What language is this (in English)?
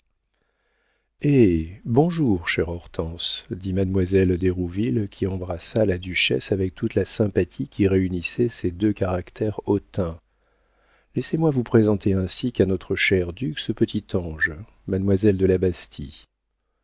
French